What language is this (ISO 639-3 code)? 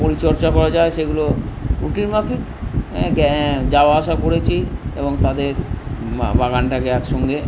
ben